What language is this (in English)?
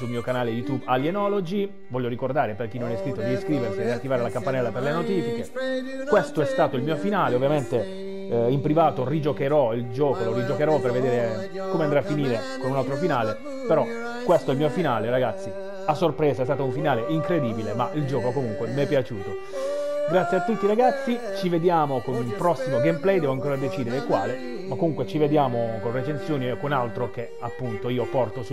Italian